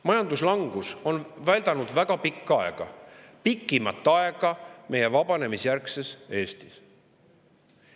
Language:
Estonian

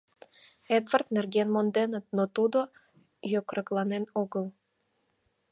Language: Mari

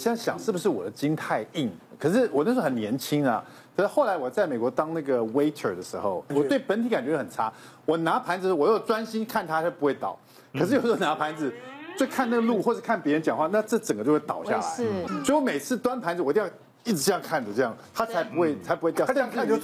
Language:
Chinese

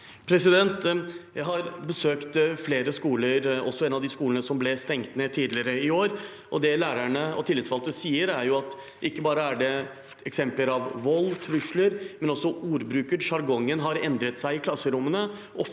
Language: Norwegian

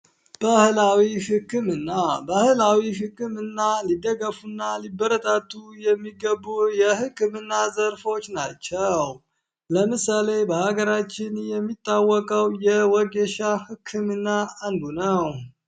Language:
Amharic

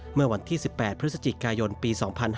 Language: Thai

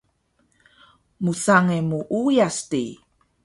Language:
Taroko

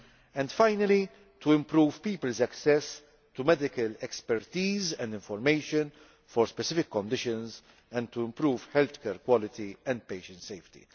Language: English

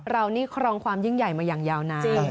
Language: Thai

